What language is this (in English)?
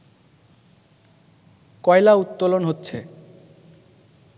Bangla